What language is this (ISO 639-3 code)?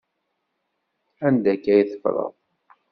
kab